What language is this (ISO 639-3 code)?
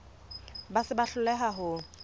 sot